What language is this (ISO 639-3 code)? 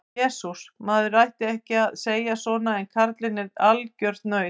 isl